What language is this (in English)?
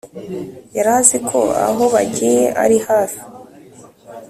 Kinyarwanda